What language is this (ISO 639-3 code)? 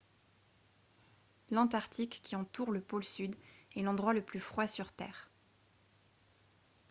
fra